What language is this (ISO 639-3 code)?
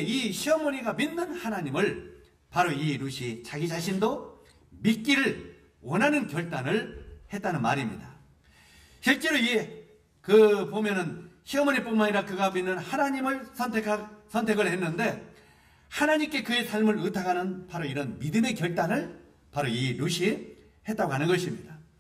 kor